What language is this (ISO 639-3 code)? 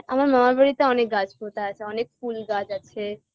ben